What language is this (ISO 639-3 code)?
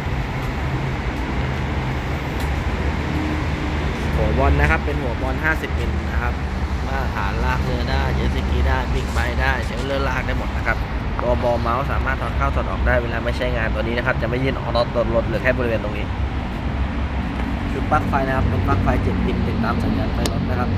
tha